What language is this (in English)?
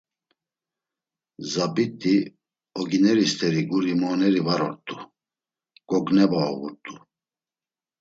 Laz